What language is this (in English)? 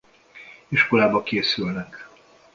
Hungarian